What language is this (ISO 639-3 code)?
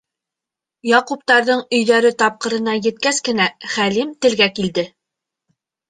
bak